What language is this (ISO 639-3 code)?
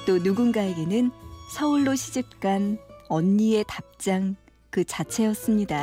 kor